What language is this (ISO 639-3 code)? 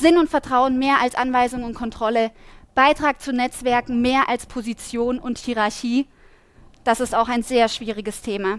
deu